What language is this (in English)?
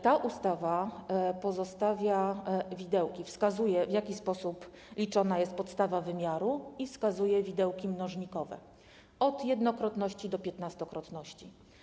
Polish